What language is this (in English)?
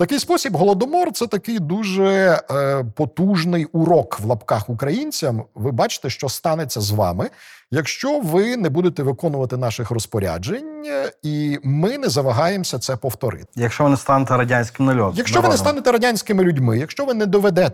Ukrainian